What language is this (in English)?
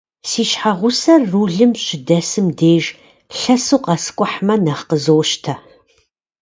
Kabardian